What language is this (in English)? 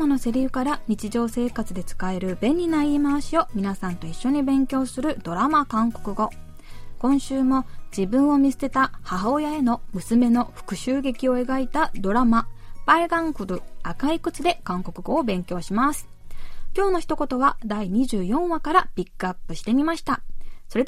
Japanese